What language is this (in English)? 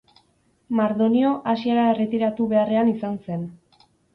Basque